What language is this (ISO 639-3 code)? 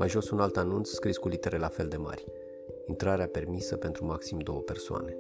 ron